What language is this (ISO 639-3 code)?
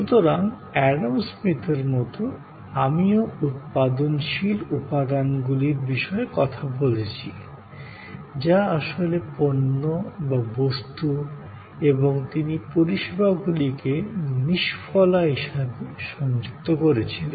ben